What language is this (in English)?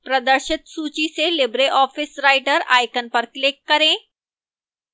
Hindi